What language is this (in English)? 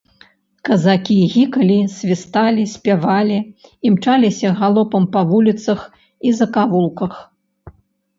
Belarusian